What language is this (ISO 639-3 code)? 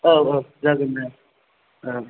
brx